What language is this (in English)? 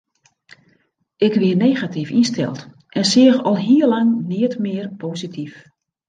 Western Frisian